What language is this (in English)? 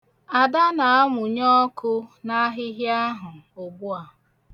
Igbo